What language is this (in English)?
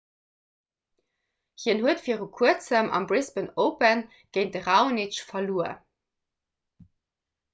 Luxembourgish